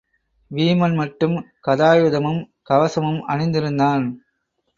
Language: Tamil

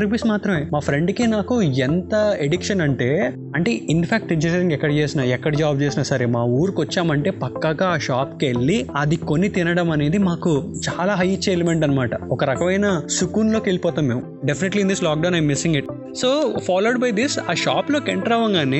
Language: Telugu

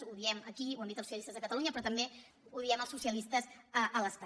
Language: Catalan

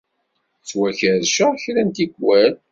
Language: Kabyle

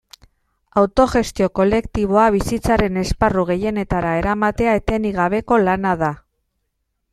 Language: Basque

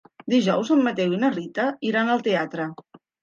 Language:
Catalan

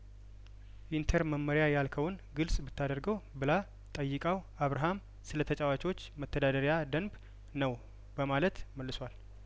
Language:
Amharic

